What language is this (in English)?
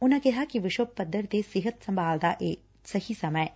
Punjabi